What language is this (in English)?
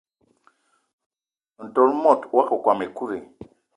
Eton (Cameroon)